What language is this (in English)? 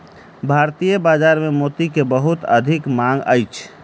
Maithili